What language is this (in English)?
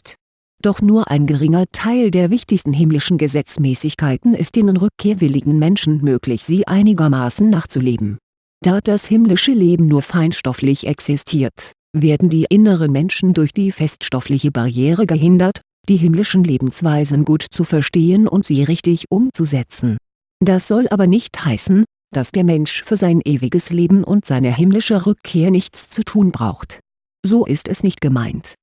German